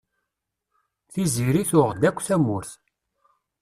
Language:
Kabyle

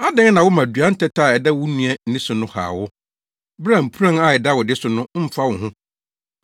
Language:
Akan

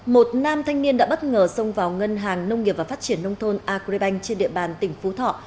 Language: Vietnamese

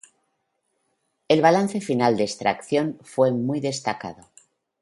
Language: Spanish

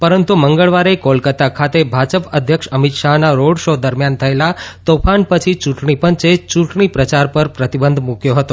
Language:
Gujarati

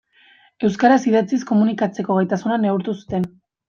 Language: Basque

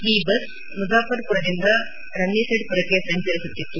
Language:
Kannada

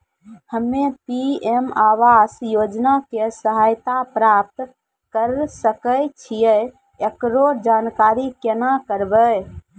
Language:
Maithili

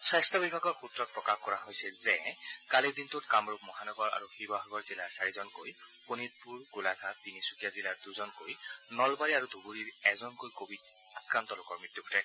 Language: Assamese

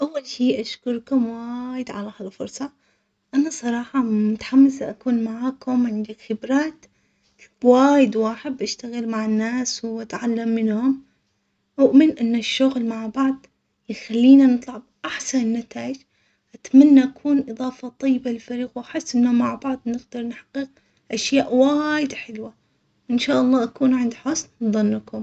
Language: Omani Arabic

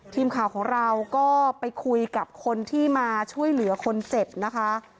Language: Thai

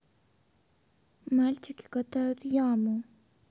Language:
Russian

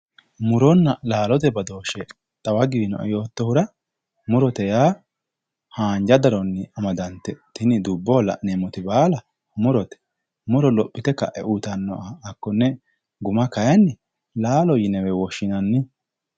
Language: Sidamo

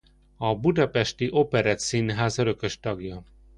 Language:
Hungarian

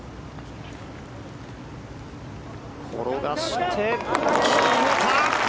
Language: Japanese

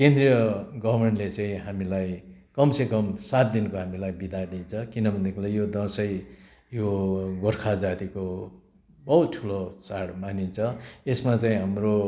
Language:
Nepali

